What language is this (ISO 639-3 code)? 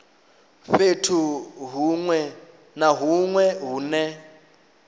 ven